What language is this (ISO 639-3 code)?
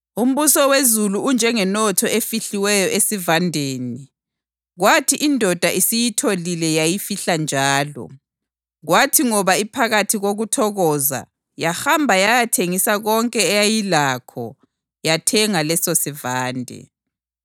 nde